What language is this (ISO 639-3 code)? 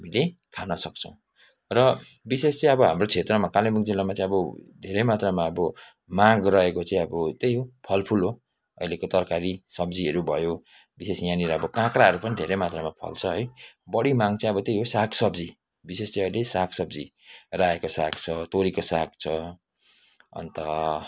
nep